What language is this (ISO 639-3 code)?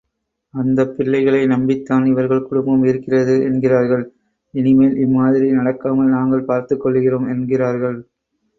tam